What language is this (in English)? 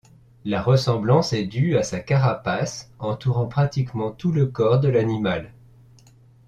French